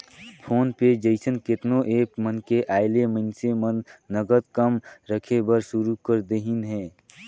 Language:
Chhattisgarhi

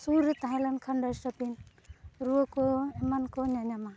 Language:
Santali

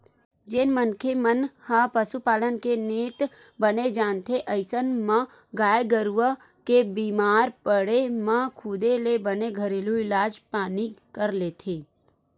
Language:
Chhattisgarhi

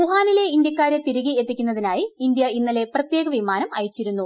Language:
Malayalam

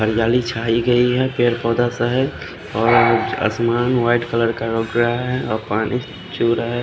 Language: Hindi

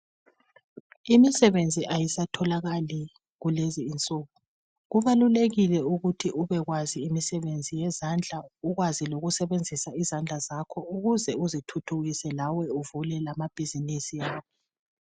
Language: North Ndebele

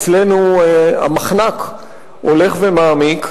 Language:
Hebrew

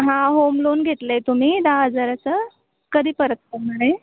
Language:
Marathi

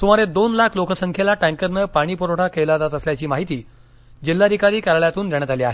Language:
Marathi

